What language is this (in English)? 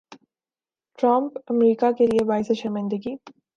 Urdu